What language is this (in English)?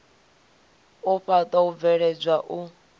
Venda